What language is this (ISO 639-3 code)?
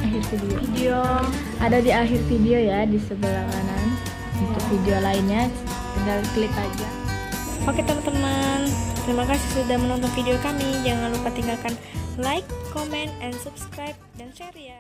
ind